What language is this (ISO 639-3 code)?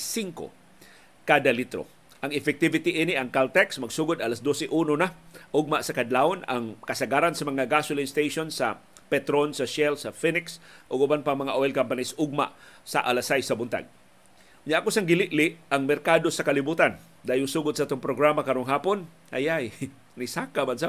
fil